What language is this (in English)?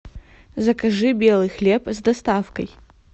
Russian